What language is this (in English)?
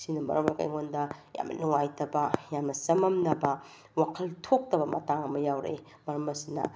Manipuri